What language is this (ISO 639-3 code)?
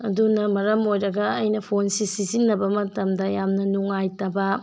mni